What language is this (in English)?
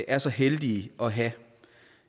Danish